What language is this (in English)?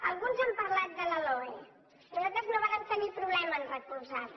Catalan